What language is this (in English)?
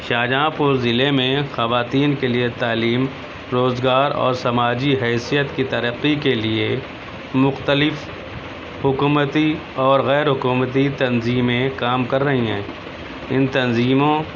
Urdu